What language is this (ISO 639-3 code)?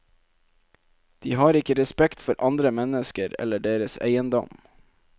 nor